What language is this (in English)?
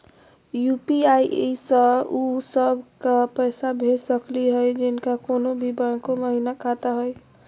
Magahi